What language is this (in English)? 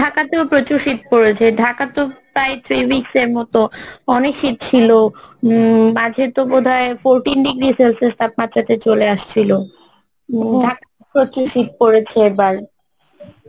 Bangla